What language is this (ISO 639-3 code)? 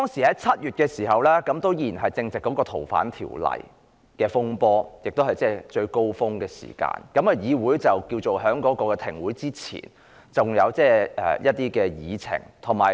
yue